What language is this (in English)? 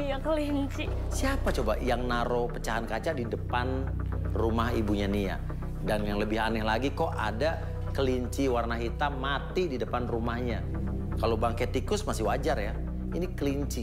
Indonesian